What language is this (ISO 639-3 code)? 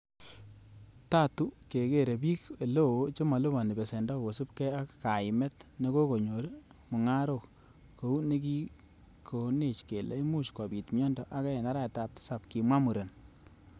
kln